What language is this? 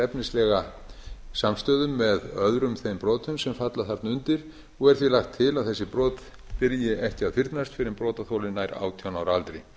Icelandic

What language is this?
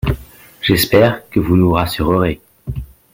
French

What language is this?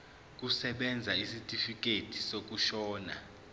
Zulu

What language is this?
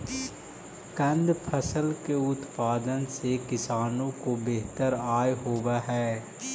Magahi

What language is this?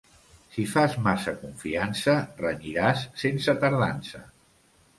Catalan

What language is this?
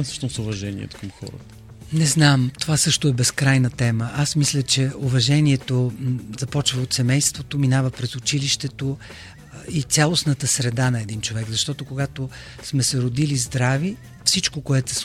Bulgarian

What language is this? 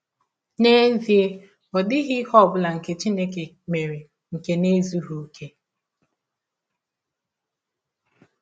Igbo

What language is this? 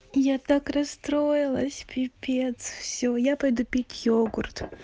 Russian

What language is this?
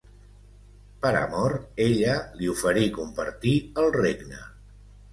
Catalan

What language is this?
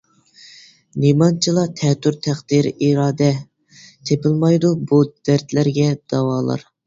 Uyghur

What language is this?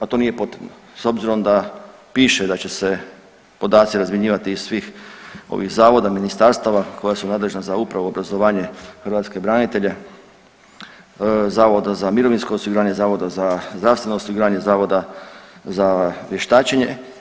Croatian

